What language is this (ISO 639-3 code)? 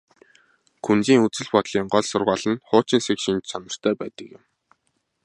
mon